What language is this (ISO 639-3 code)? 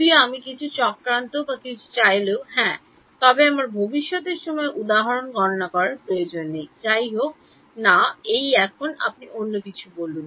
ben